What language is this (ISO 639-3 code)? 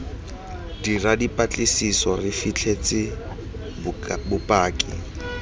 tsn